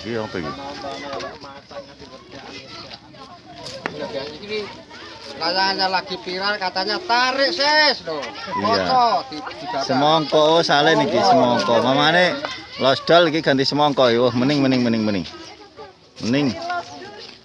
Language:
Indonesian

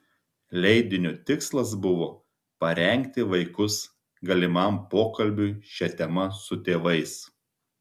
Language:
Lithuanian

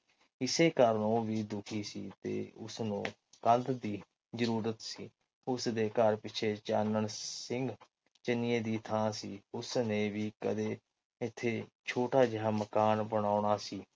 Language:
Punjabi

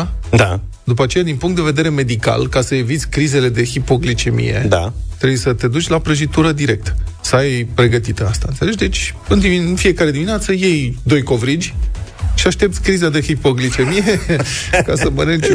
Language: Romanian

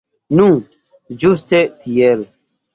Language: Esperanto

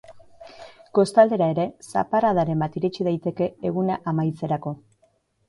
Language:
Basque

